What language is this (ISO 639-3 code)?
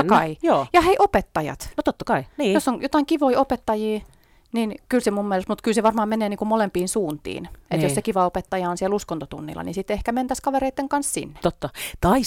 fin